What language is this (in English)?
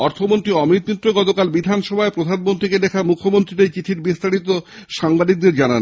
Bangla